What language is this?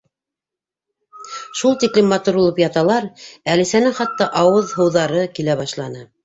Bashkir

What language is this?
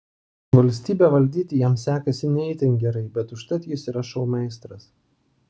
Lithuanian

